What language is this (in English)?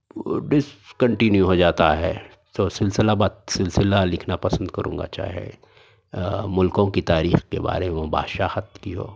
Urdu